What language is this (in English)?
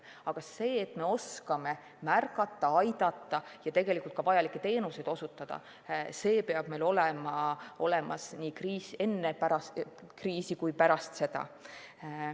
Estonian